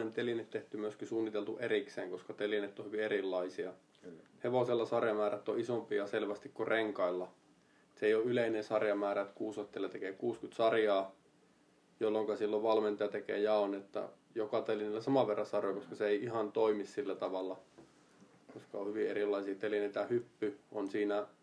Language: Finnish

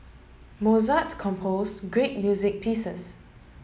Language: English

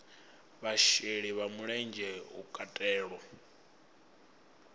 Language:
Venda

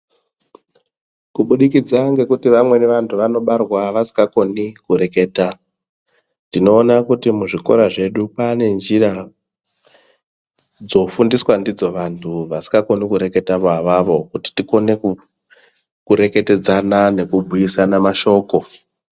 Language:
Ndau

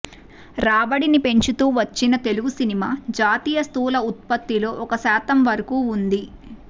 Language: Telugu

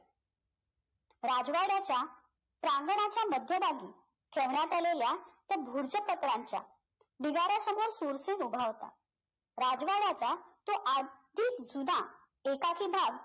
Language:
Marathi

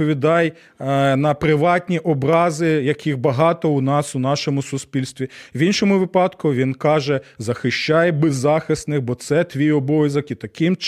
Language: Ukrainian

